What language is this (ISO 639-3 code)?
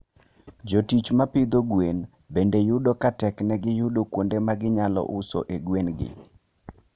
luo